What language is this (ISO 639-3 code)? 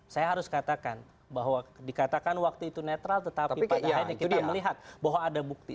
ind